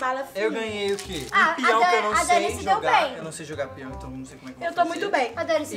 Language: Portuguese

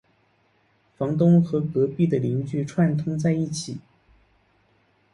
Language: Chinese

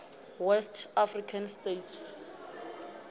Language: Venda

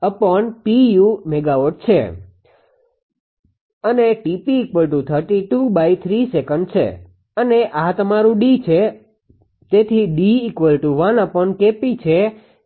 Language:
Gujarati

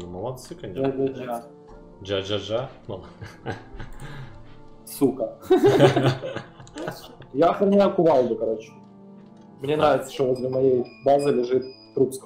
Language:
Russian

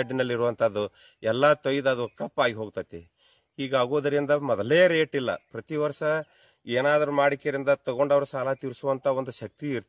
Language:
Hindi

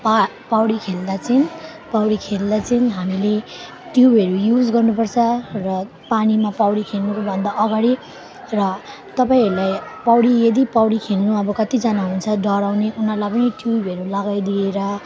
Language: Nepali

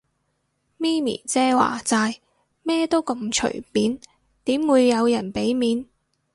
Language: Cantonese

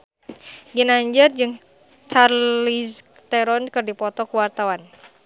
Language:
Sundanese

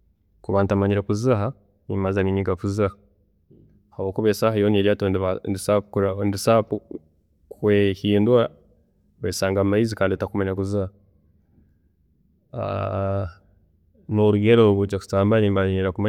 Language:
Tooro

